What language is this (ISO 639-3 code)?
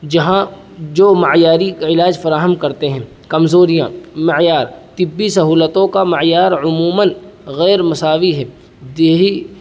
urd